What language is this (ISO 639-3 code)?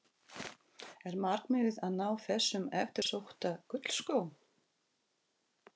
isl